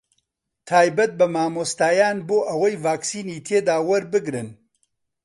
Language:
Central Kurdish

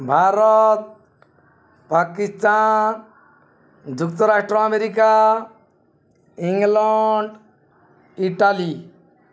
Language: Odia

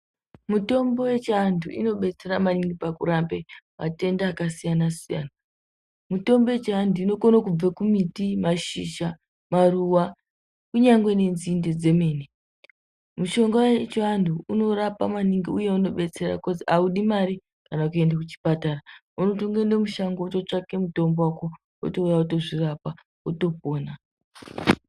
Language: Ndau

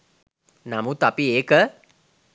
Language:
Sinhala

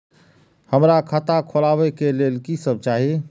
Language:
Maithili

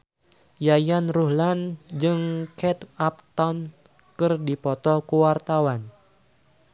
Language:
Sundanese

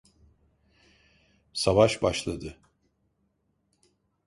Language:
Turkish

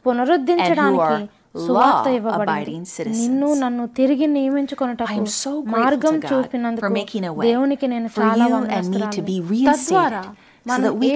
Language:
Telugu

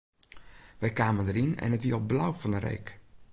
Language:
Western Frisian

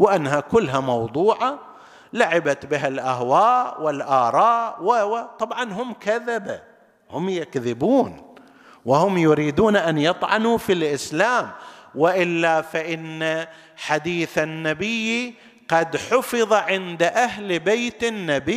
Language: Arabic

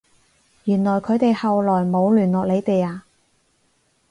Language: Cantonese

